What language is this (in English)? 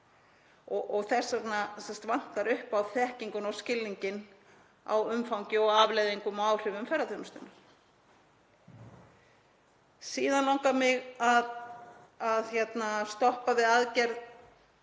Icelandic